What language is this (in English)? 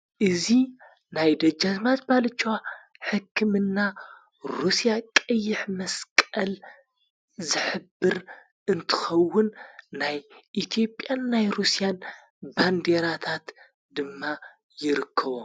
Tigrinya